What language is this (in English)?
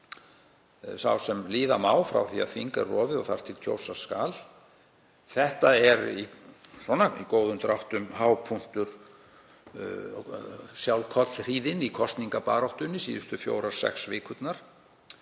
Icelandic